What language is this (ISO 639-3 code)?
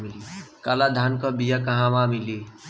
bho